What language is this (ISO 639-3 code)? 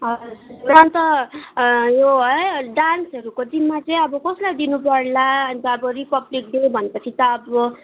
nep